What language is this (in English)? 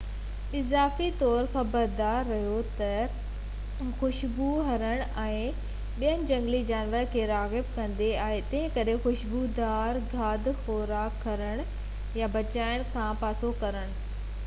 Sindhi